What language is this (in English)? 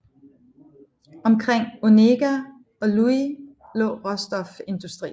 Danish